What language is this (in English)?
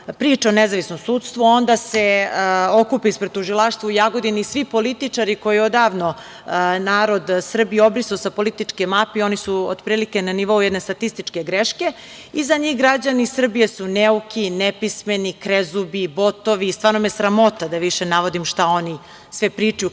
Serbian